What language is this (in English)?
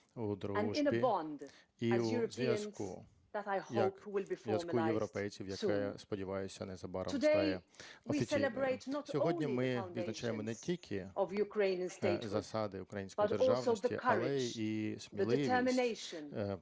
Ukrainian